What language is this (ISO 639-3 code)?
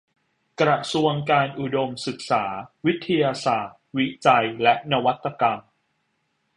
tha